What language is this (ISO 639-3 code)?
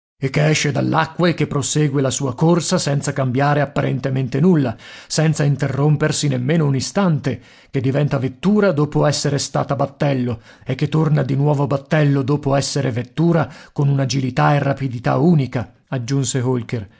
ita